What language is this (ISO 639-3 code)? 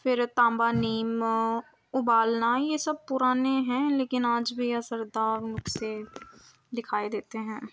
urd